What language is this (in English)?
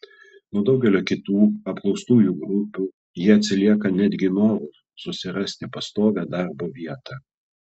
Lithuanian